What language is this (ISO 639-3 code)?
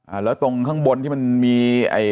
tha